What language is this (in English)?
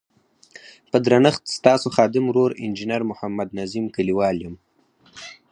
Pashto